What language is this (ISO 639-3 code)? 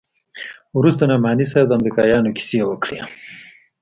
pus